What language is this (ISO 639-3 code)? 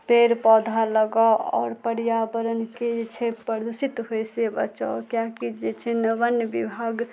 mai